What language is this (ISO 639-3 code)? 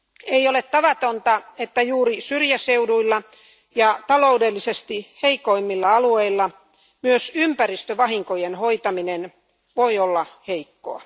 fin